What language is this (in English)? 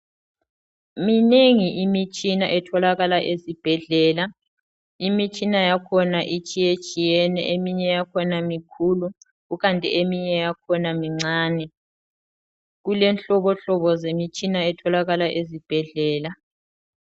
North Ndebele